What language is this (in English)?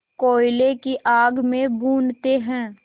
Hindi